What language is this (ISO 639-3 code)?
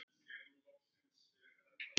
isl